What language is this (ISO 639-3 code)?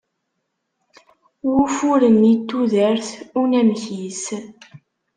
kab